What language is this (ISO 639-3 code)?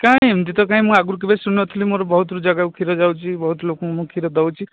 ori